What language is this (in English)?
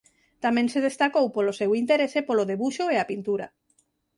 Galician